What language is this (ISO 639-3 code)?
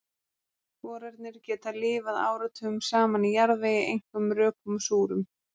isl